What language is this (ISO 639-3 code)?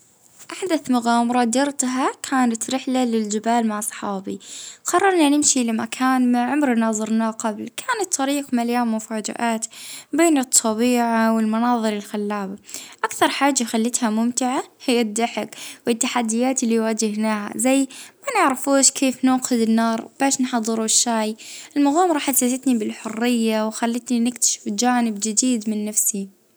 ayl